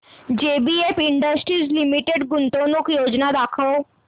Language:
Marathi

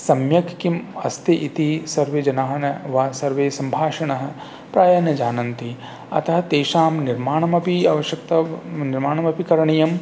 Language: Sanskrit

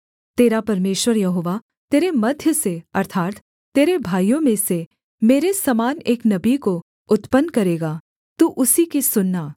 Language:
Hindi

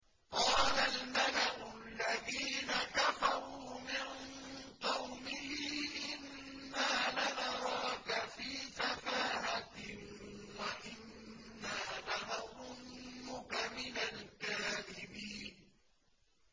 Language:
Arabic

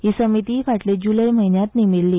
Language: Konkani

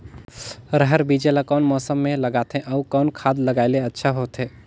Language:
Chhattisgarhi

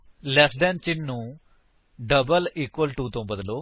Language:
Punjabi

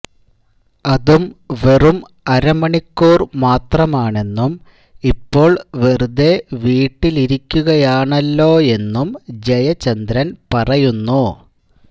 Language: Malayalam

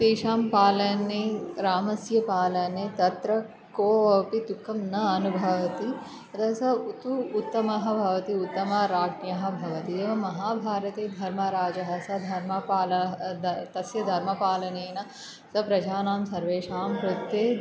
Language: Sanskrit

